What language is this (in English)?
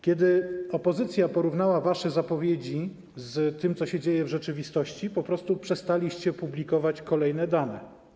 Polish